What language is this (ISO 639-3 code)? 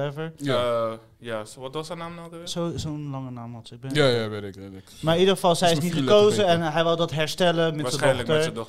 nld